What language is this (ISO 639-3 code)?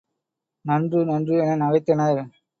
tam